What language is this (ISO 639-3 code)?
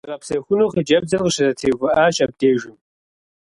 kbd